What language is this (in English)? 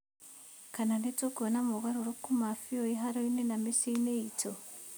Kikuyu